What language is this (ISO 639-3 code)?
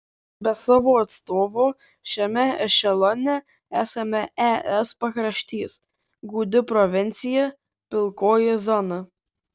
lit